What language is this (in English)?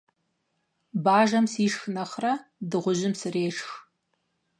Kabardian